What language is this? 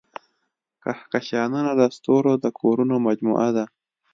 Pashto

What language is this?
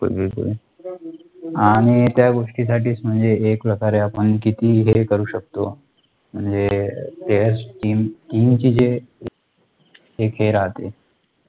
Marathi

